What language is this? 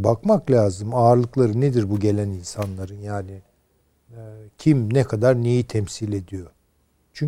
Turkish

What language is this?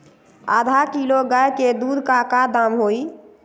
Magahi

